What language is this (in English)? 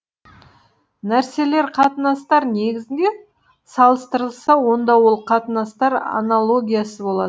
Kazakh